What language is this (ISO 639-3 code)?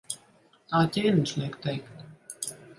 lav